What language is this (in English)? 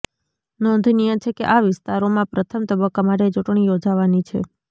Gujarati